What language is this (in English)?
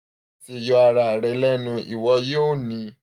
Yoruba